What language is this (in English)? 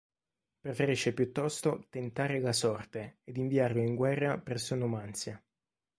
Italian